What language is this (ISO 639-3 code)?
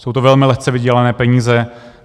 ces